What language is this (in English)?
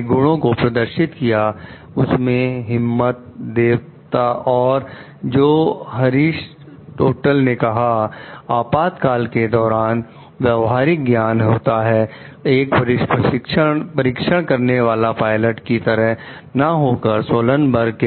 Hindi